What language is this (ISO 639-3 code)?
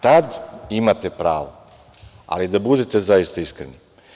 srp